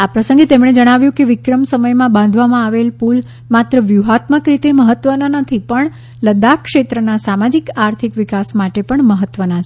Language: Gujarati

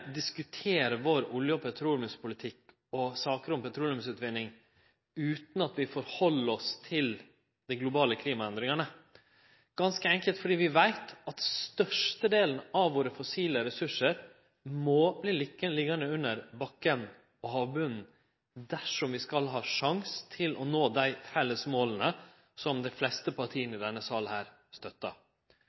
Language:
Norwegian Nynorsk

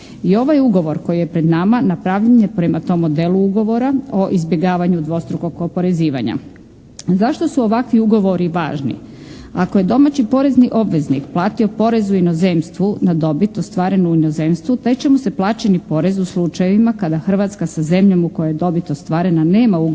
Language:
Croatian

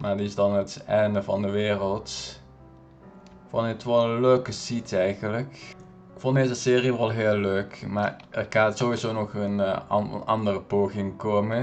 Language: Dutch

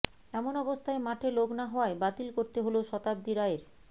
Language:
Bangla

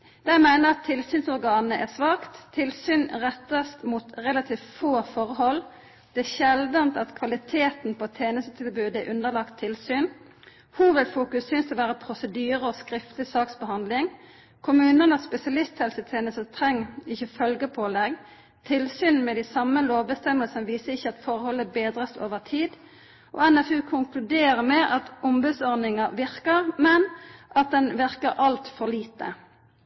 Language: Norwegian Nynorsk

